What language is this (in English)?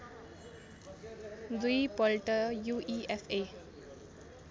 Nepali